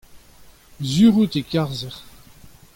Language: Breton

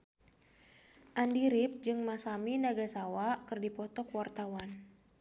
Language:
Sundanese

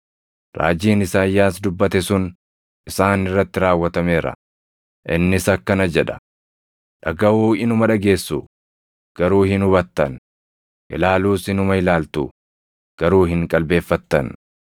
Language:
Oromo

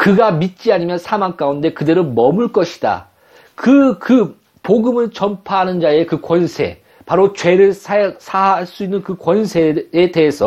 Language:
Korean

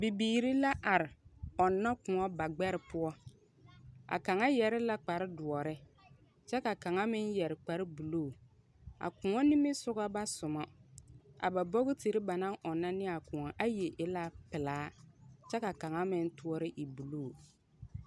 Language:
Southern Dagaare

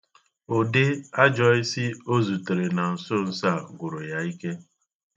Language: Igbo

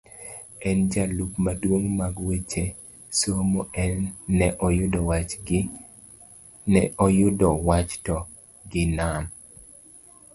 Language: Luo (Kenya and Tanzania)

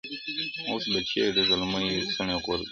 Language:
Pashto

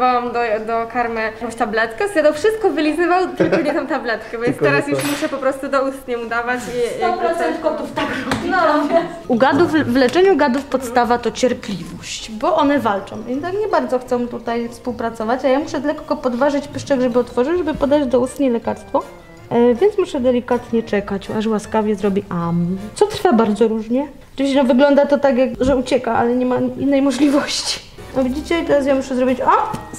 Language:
Polish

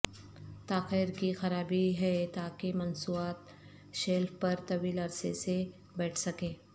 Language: Urdu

